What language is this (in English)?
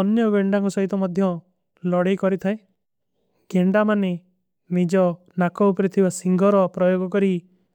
Kui (India)